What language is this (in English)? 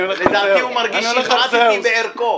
Hebrew